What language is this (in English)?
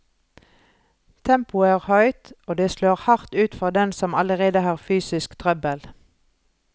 Norwegian